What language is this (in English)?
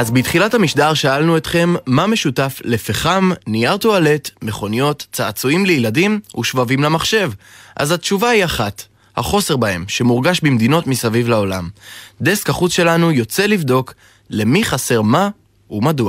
Hebrew